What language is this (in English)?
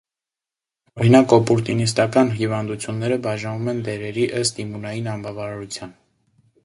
Armenian